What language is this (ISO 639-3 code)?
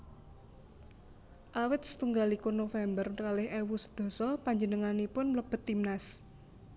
jav